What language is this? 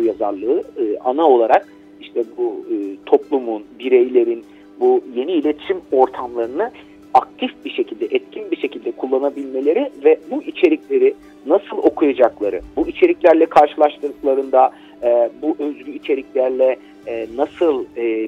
Turkish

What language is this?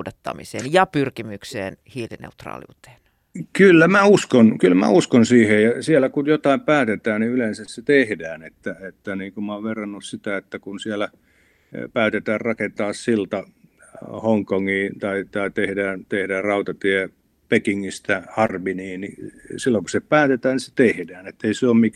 Finnish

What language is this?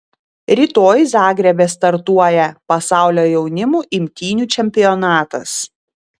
Lithuanian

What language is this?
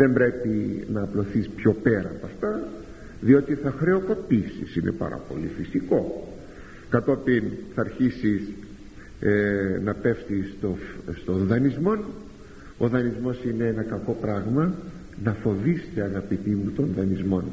Greek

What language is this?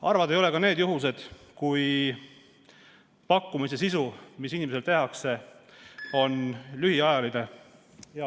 Estonian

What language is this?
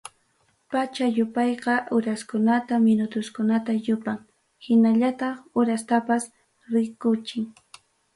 Ayacucho Quechua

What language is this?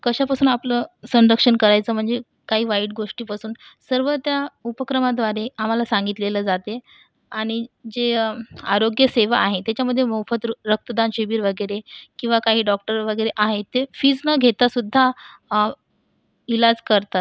Marathi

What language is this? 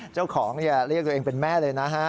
Thai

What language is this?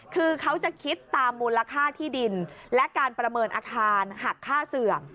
Thai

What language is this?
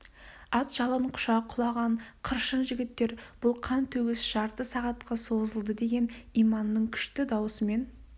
Kazakh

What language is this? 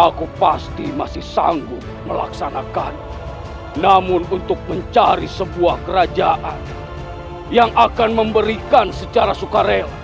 Indonesian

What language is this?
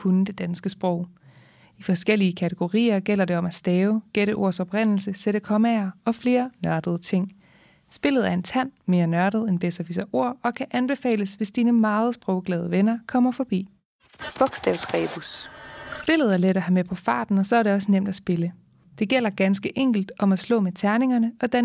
Danish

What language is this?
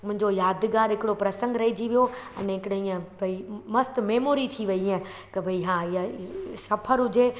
Sindhi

